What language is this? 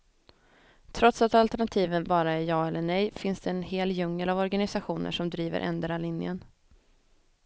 Swedish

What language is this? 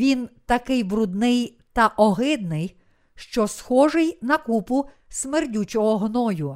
Ukrainian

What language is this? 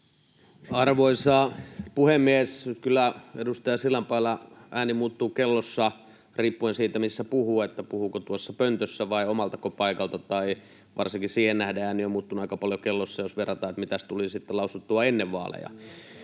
Finnish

